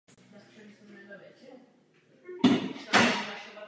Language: Czech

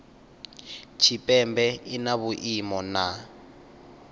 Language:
Venda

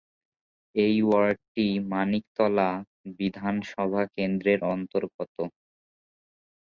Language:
Bangla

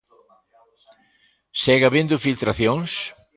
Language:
Galician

